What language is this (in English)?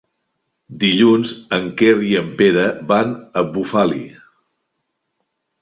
Catalan